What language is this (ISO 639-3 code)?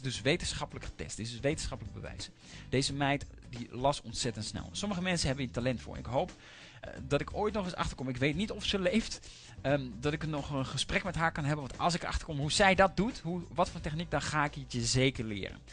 nld